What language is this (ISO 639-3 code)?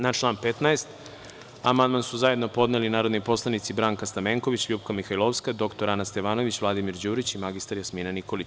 srp